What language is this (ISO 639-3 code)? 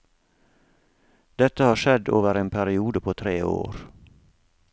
nor